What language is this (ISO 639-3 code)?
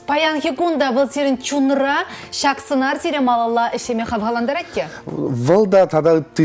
rus